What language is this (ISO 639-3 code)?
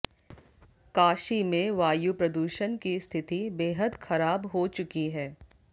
hin